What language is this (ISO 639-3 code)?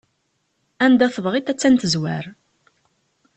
kab